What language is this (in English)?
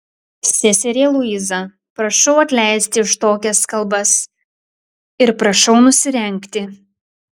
Lithuanian